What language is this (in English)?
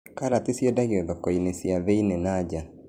Kikuyu